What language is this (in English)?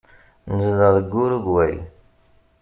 Kabyle